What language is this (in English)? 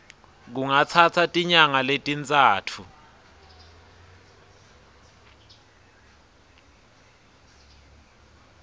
Swati